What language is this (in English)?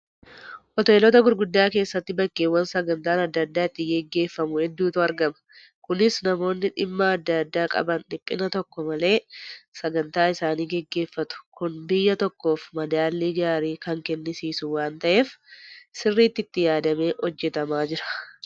Oromo